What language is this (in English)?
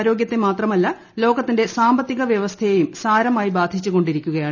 Malayalam